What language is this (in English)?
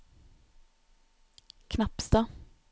Norwegian